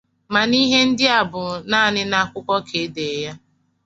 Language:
Igbo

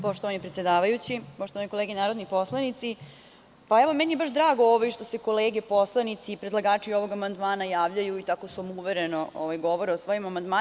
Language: Serbian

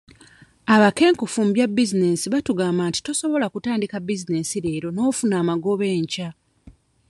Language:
Ganda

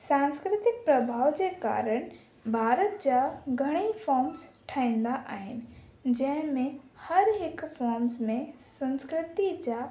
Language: Sindhi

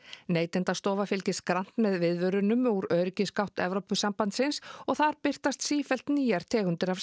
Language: Icelandic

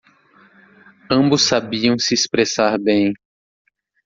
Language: Portuguese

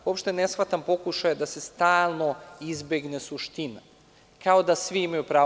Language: Serbian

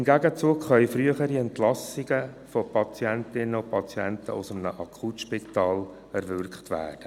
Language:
Swiss German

